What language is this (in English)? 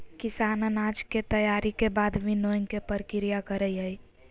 Magahi